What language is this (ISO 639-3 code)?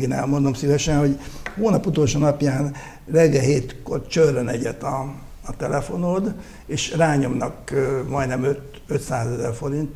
hun